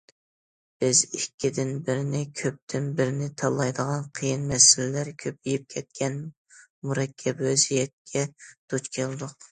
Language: Uyghur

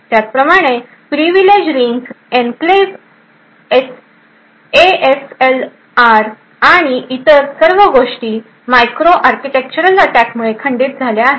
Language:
Marathi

